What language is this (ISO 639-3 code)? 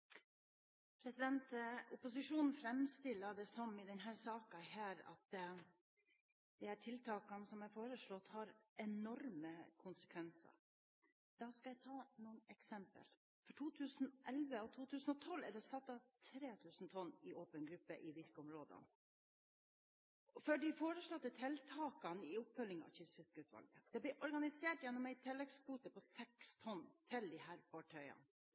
nob